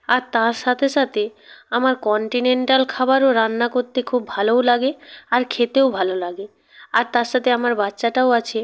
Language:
Bangla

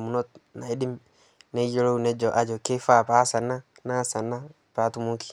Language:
Masai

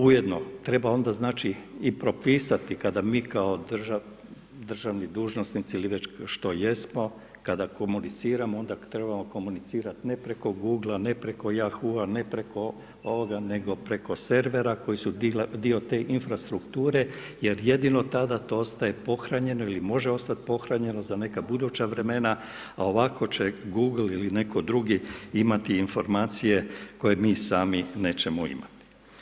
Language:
Croatian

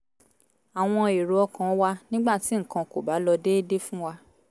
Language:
Yoruba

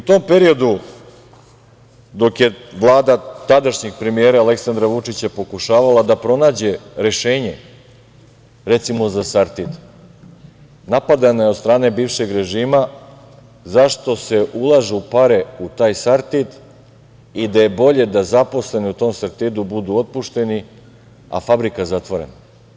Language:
Serbian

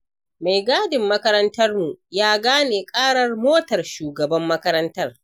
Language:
Hausa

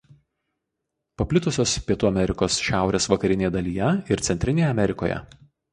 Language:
Lithuanian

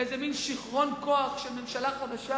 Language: Hebrew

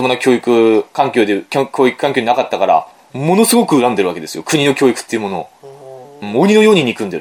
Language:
Japanese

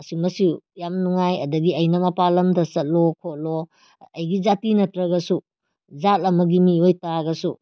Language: Manipuri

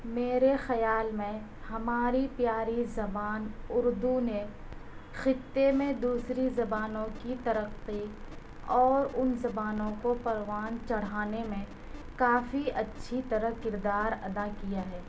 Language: Urdu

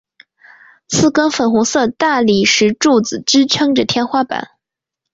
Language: Chinese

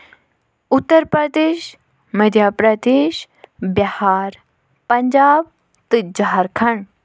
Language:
Kashmiri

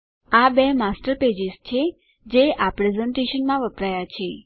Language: Gujarati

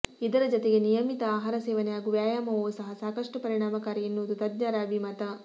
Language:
Kannada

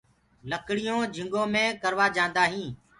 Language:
Gurgula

